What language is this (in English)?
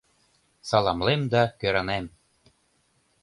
Mari